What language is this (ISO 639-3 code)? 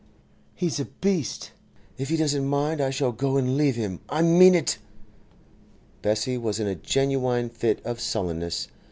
eng